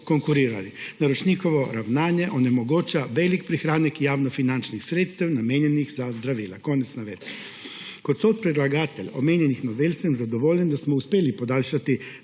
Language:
Slovenian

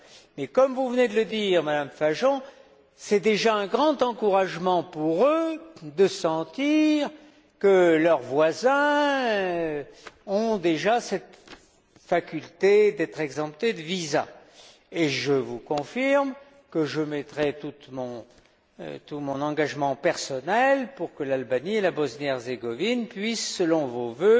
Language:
French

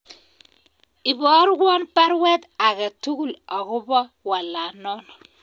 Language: Kalenjin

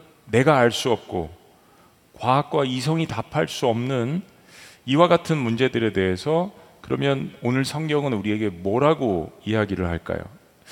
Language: Korean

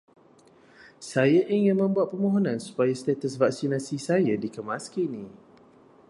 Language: Malay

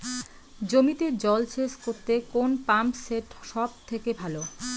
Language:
Bangla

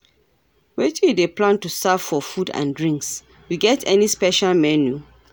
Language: Nigerian Pidgin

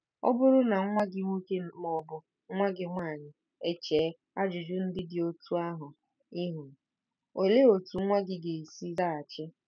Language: Igbo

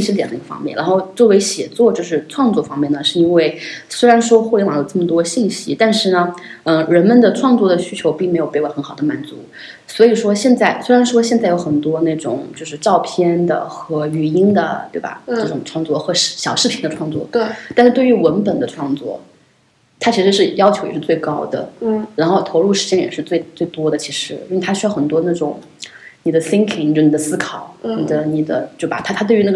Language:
Chinese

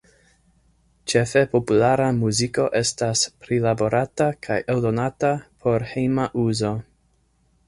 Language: Esperanto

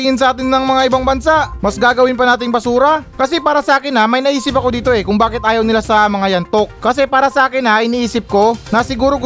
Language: Filipino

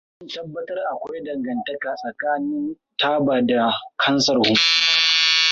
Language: Hausa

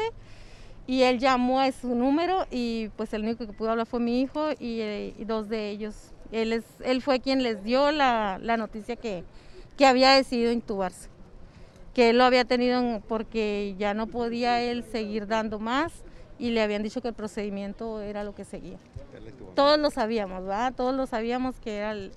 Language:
Spanish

